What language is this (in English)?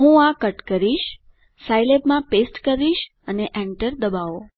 Gujarati